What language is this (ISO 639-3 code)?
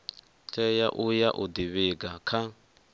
ven